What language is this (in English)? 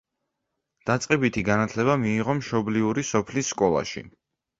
Georgian